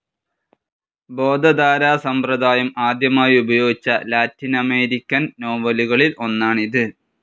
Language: Malayalam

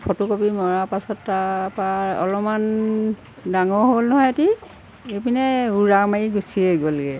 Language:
Assamese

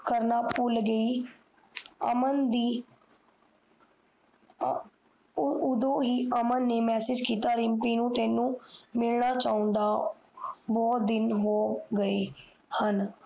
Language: Punjabi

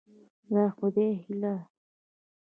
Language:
Pashto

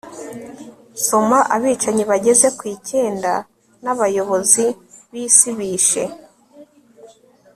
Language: Kinyarwanda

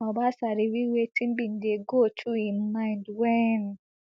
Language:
Nigerian Pidgin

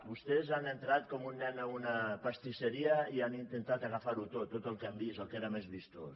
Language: Catalan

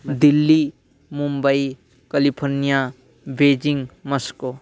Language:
Sanskrit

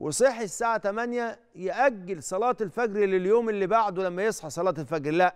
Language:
Arabic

